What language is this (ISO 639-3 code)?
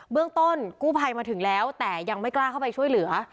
tha